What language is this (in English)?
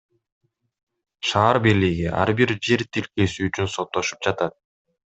Kyrgyz